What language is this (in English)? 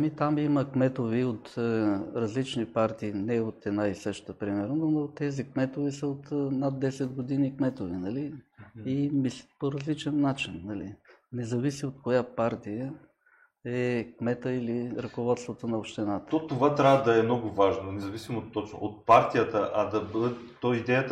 Bulgarian